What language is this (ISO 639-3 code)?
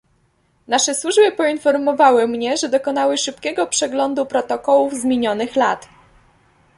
pol